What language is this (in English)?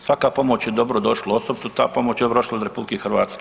Croatian